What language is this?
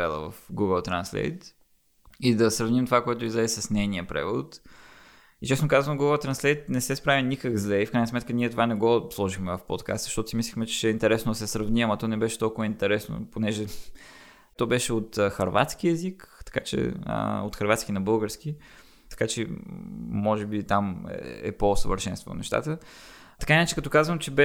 Bulgarian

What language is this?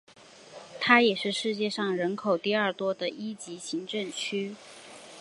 Chinese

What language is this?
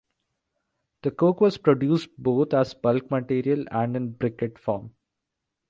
English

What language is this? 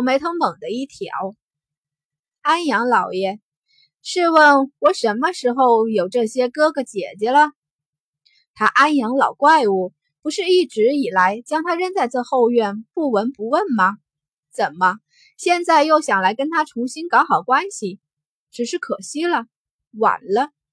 Chinese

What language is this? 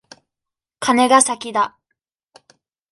Japanese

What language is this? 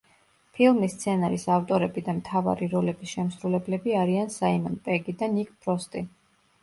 Georgian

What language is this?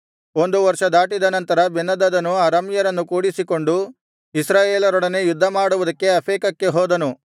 Kannada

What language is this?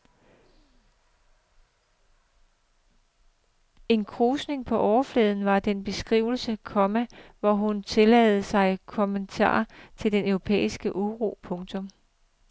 Danish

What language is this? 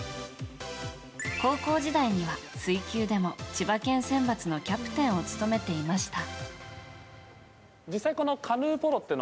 Japanese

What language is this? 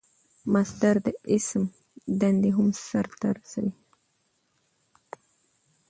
Pashto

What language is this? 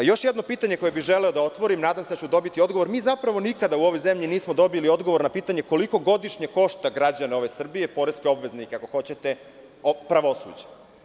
Serbian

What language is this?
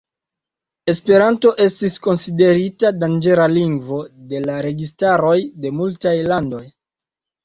Esperanto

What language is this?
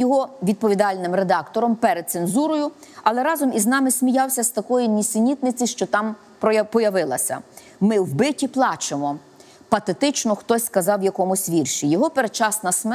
Ukrainian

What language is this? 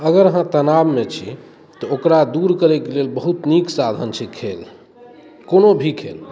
Maithili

